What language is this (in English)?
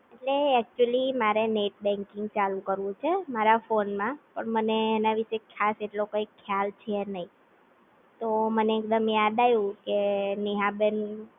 Gujarati